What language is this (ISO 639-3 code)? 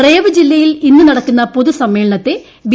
mal